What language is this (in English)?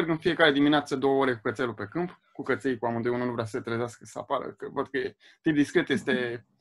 Romanian